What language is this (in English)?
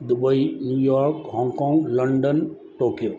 Sindhi